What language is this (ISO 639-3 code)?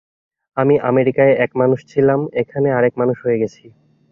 ben